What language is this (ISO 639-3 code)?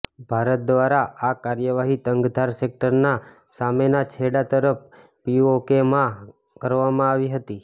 guj